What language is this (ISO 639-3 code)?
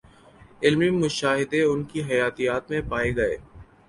urd